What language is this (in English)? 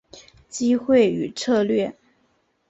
Chinese